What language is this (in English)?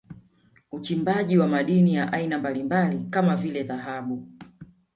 Swahili